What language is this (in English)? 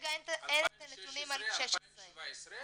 Hebrew